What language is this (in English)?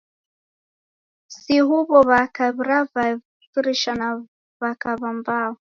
Taita